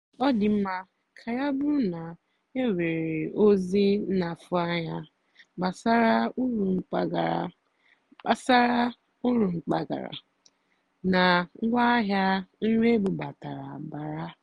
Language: Igbo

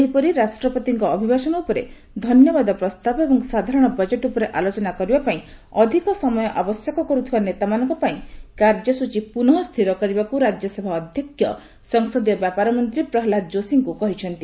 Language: Odia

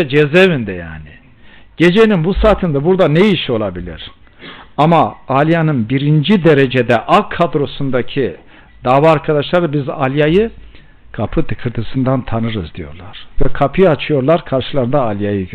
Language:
Turkish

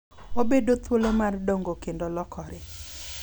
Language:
Luo (Kenya and Tanzania)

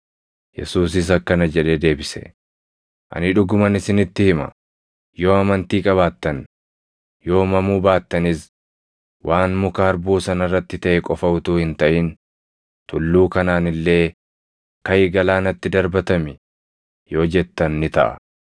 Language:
Oromo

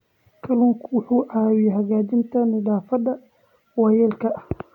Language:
Somali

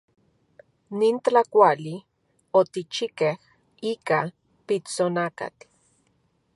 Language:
Central Puebla Nahuatl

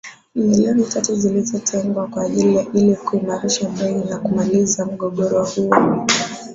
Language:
Swahili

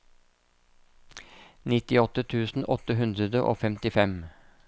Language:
Norwegian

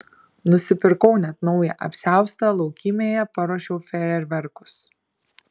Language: Lithuanian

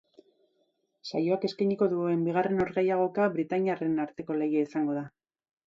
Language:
Basque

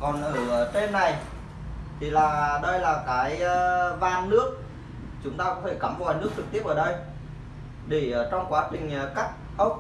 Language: Vietnamese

